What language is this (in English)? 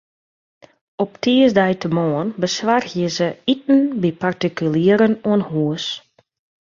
Western Frisian